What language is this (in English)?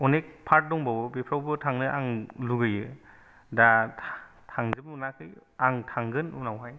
Bodo